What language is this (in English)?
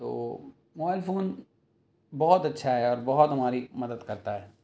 Urdu